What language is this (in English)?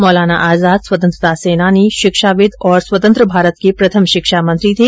Hindi